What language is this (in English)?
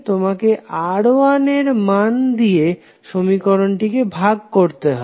Bangla